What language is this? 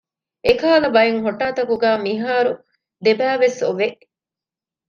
Divehi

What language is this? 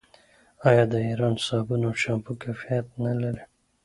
Pashto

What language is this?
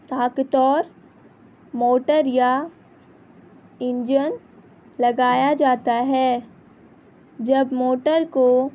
Urdu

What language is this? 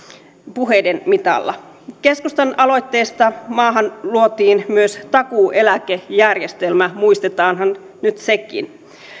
Finnish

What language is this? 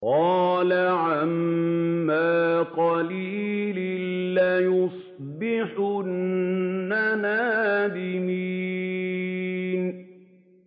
Arabic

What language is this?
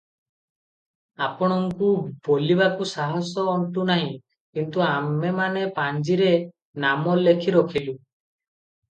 Odia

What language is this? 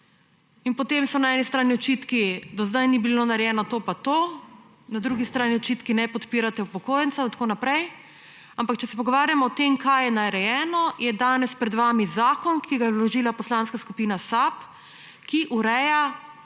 Slovenian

